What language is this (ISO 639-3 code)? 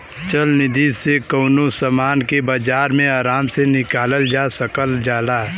bho